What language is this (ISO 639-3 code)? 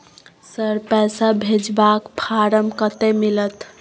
mai